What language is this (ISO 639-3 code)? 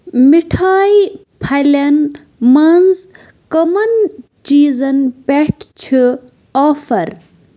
kas